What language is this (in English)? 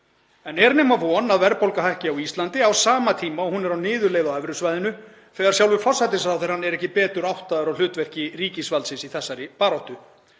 Icelandic